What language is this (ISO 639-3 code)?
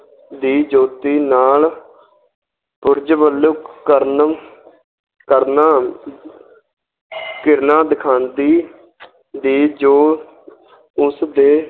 pan